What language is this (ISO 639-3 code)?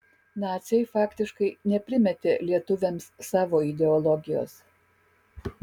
lit